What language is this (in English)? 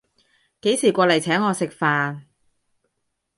Cantonese